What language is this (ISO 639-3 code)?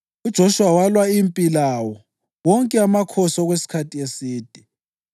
nde